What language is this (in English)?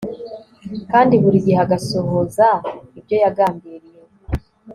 Kinyarwanda